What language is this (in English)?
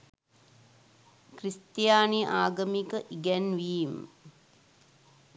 Sinhala